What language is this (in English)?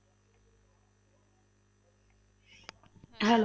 Punjabi